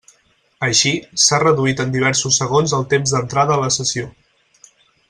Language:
Catalan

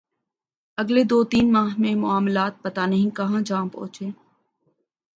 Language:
Urdu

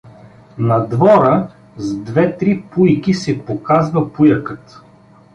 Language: Bulgarian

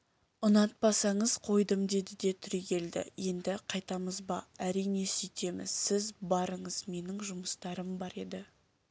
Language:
Kazakh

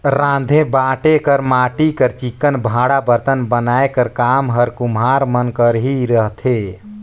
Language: Chhattisgarhi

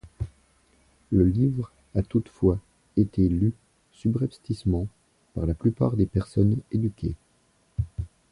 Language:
French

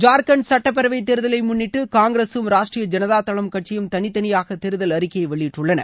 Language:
Tamil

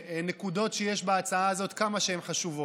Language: Hebrew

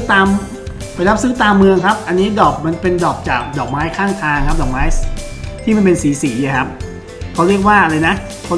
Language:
Thai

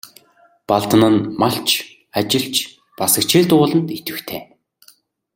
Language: Mongolian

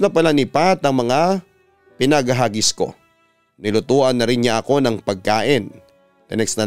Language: Filipino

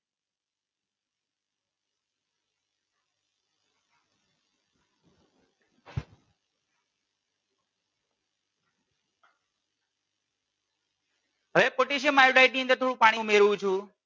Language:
Gujarati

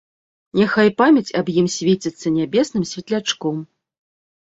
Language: Belarusian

